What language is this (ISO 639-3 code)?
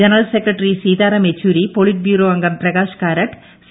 mal